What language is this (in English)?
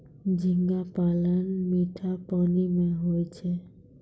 Maithili